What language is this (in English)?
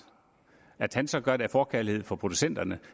Danish